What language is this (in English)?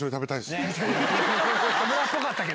Japanese